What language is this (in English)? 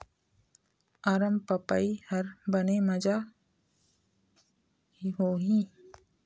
Chhattisgarhi